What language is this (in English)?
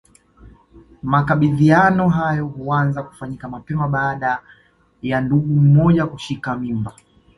Swahili